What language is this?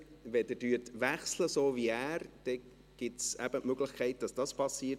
Swiss German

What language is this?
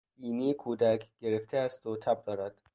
Persian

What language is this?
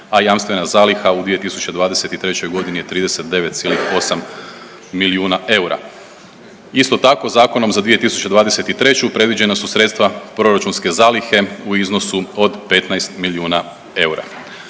Croatian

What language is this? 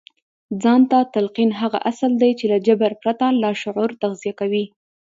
Pashto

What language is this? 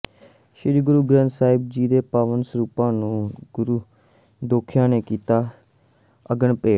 Punjabi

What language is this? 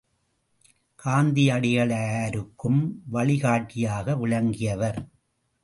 Tamil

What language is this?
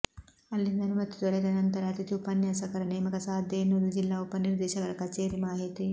Kannada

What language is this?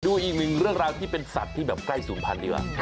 Thai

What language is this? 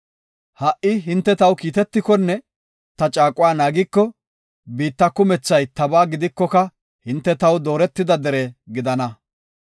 Gofa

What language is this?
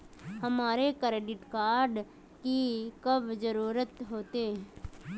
Magahi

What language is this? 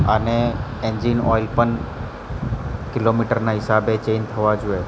Gujarati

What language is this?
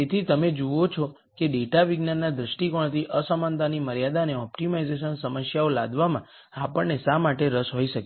Gujarati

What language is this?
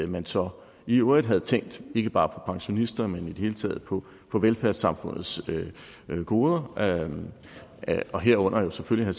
Danish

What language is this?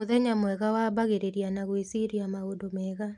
Kikuyu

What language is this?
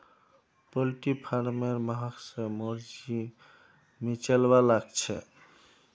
Magahi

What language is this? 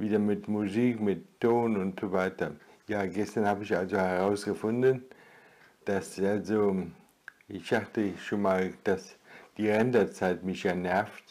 German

